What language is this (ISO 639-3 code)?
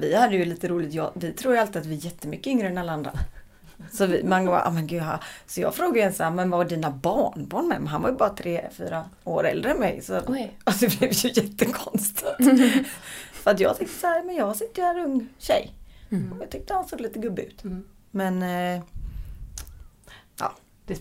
swe